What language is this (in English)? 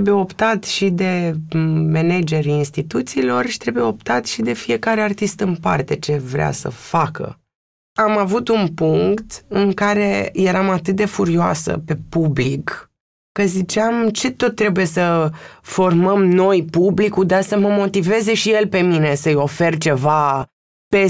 Romanian